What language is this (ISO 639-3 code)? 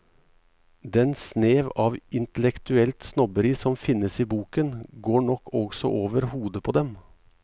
nor